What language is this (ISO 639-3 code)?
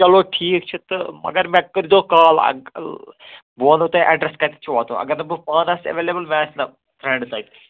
kas